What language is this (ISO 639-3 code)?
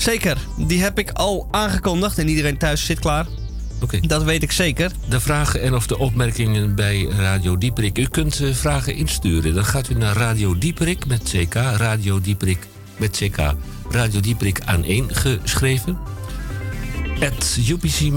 nld